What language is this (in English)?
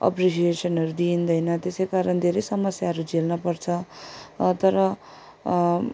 Nepali